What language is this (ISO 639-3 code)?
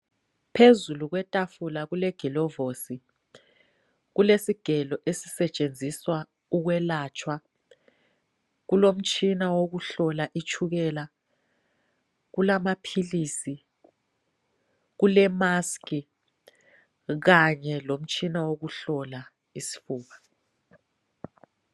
nde